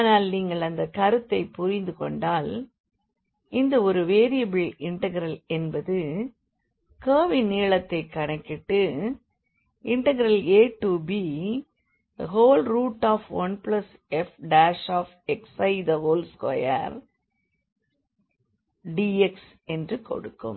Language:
Tamil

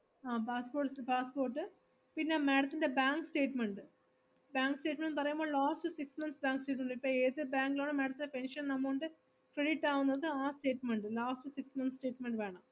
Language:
Malayalam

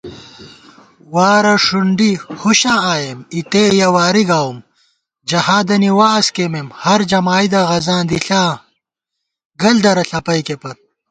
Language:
Gawar-Bati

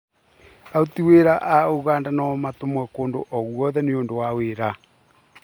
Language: Kikuyu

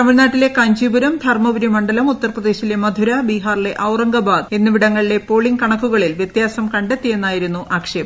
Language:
Malayalam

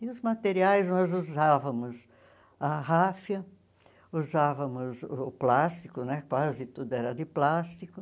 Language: Portuguese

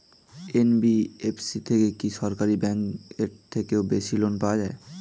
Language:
Bangla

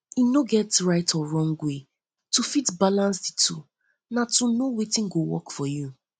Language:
Nigerian Pidgin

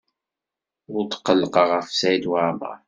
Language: Kabyle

